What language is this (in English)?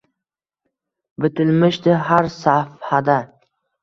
Uzbek